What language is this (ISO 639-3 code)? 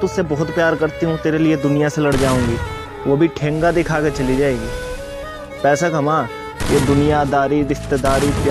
hin